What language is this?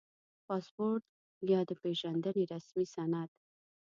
Pashto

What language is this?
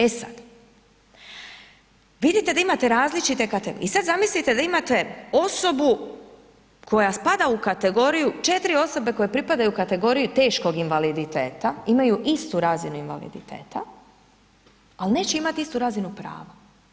Croatian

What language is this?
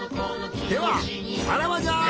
Japanese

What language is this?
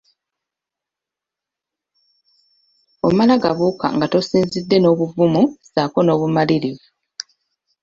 Ganda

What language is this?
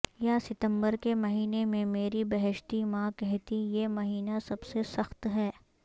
Urdu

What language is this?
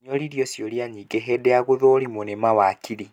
Kikuyu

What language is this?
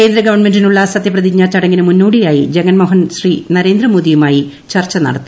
Malayalam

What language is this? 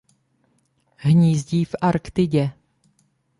Czech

